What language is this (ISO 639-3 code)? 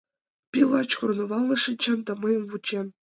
chm